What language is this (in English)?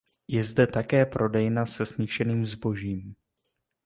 Czech